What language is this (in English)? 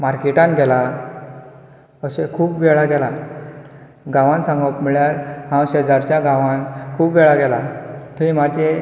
Konkani